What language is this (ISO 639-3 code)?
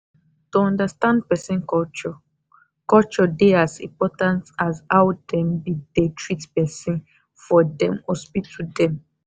pcm